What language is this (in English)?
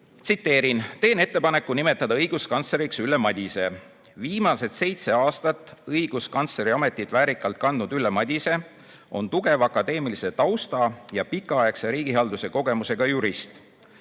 Estonian